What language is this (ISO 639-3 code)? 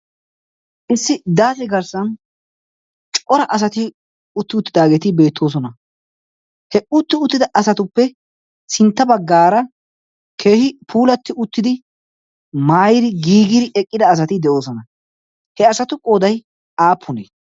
wal